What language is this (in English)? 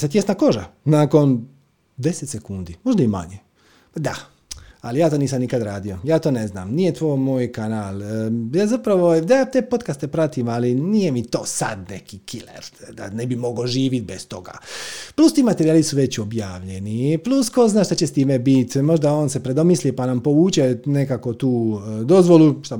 Croatian